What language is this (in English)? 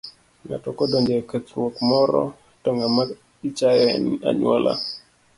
Luo (Kenya and Tanzania)